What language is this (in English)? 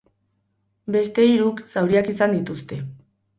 Basque